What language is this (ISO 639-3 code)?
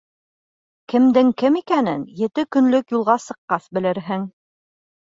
bak